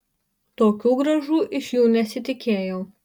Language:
Lithuanian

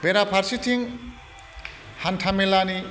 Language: Bodo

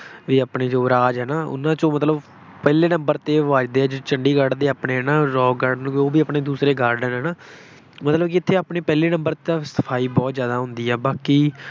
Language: Punjabi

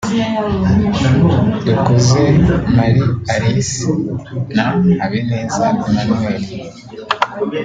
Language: Kinyarwanda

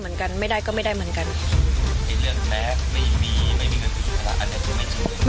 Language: Thai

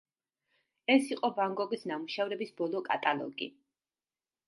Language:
Georgian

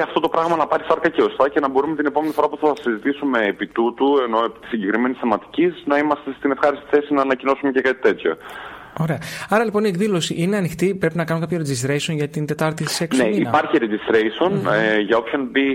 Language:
Greek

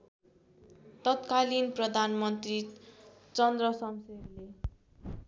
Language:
Nepali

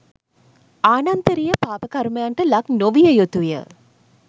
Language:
Sinhala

